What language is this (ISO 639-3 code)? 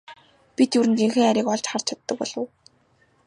mon